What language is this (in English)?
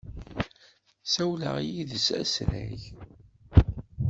Kabyle